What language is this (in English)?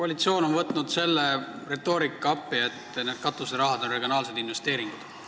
Estonian